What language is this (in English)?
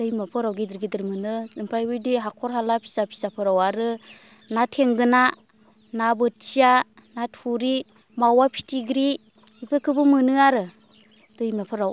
Bodo